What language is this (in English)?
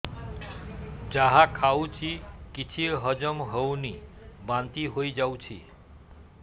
Odia